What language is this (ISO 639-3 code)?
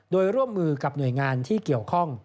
tha